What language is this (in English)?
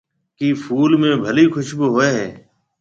Marwari (Pakistan)